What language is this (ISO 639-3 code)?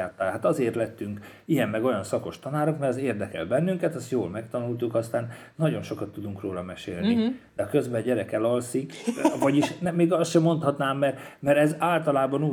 hun